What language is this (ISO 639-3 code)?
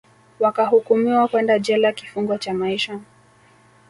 swa